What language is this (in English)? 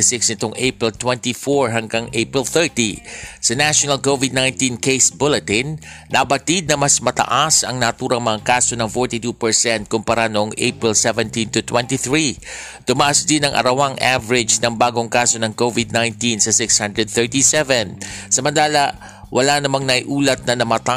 Filipino